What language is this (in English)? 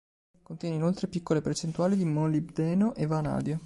Italian